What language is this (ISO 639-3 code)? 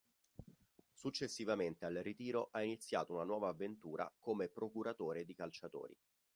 ita